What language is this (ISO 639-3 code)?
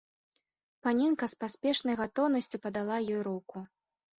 bel